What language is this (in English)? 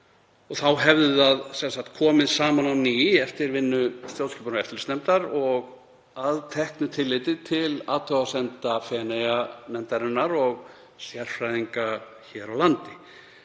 Icelandic